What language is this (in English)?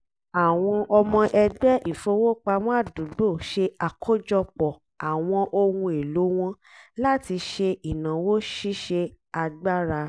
Yoruba